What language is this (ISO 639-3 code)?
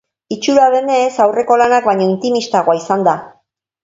eus